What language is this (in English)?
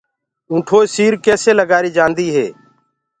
Gurgula